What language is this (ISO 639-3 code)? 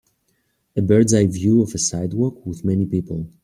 eng